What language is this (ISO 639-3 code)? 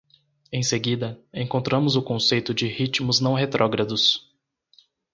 por